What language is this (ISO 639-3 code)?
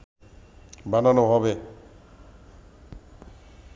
ben